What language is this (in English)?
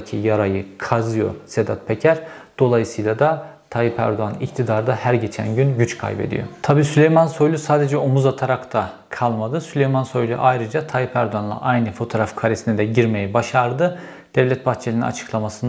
Turkish